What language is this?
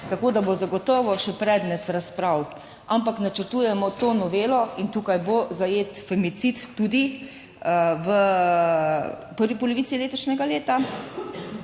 Slovenian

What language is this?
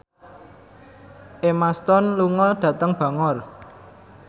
Javanese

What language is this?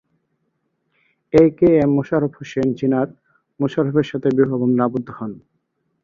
Bangla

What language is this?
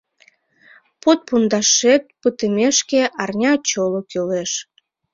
Mari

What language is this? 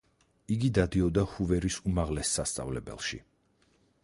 Georgian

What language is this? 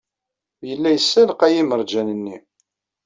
Kabyle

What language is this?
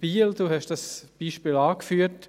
Swiss German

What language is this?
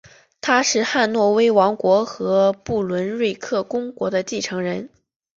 Chinese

